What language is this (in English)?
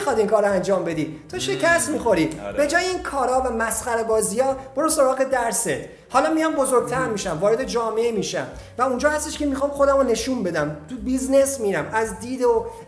Persian